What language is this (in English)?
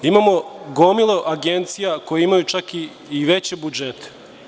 Serbian